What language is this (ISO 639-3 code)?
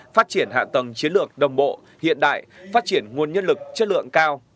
vie